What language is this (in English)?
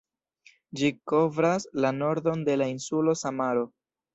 Esperanto